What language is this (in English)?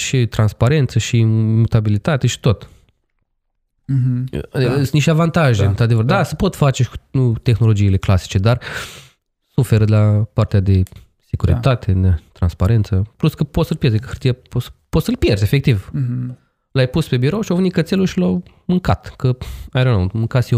Romanian